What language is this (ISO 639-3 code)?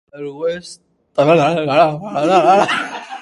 urd